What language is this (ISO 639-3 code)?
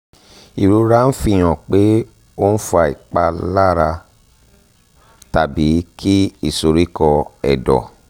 yor